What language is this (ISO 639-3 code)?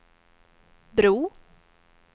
swe